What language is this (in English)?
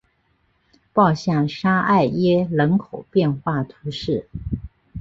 Chinese